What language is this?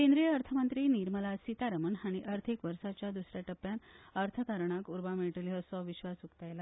Konkani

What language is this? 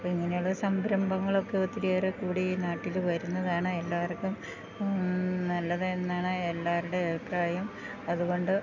Malayalam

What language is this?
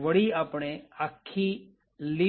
Gujarati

